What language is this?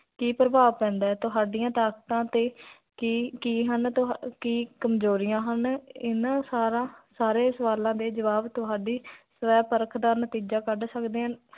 Punjabi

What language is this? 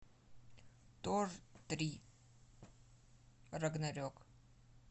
Russian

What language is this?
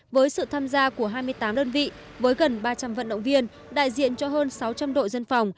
Vietnamese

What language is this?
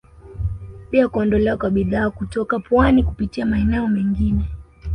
Swahili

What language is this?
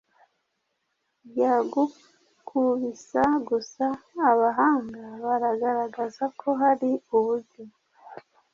Kinyarwanda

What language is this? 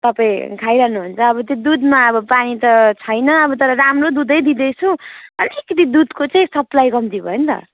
Nepali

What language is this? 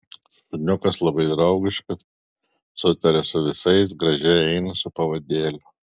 Lithuanian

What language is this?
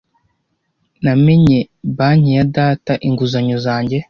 Kinyarwanda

